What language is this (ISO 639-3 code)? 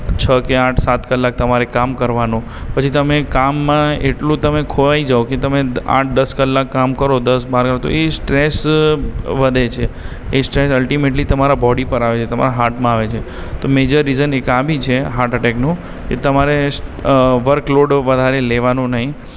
guj